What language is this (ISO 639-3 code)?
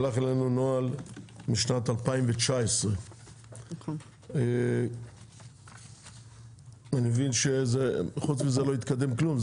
heb